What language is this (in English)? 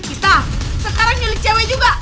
Indonesian